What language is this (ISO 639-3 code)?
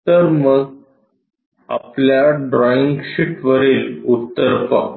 mar